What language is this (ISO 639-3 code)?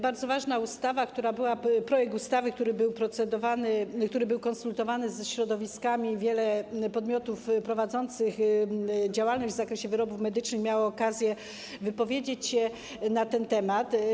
pol